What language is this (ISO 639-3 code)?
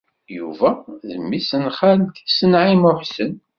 kab